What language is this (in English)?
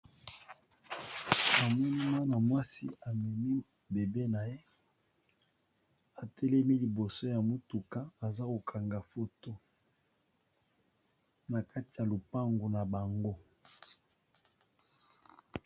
Lingala